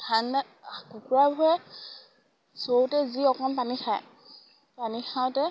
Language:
Assamese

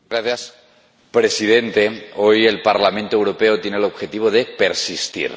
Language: Spanish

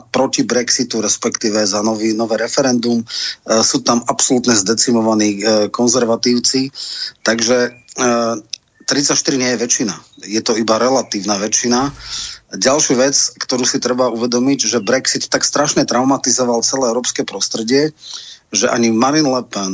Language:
Slovak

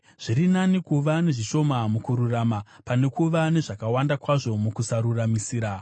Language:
Shona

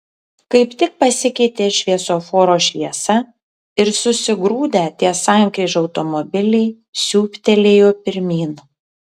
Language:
Lithuanian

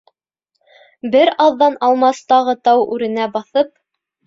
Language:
Bashkir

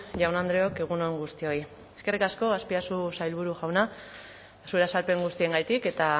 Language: Basque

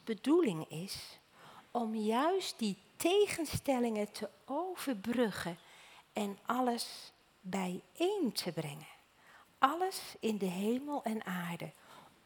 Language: Dutch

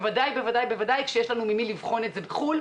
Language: Hebrew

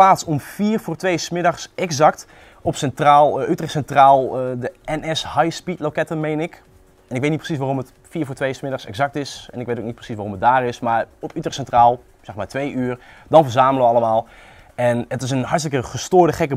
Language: Dutch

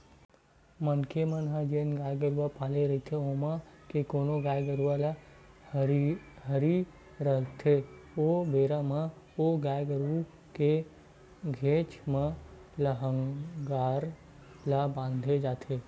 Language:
Chhattisgarhi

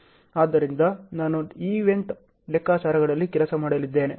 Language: Kannada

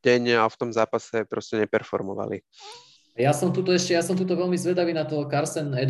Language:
Slovak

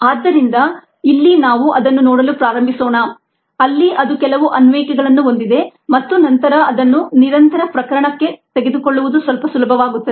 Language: Kannada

